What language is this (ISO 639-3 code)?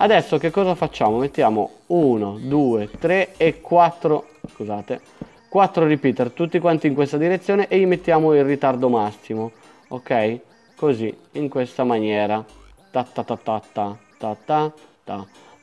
ita